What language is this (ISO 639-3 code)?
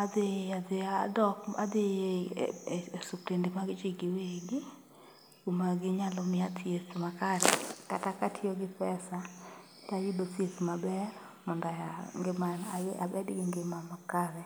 luo